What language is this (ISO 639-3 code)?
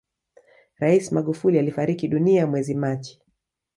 swa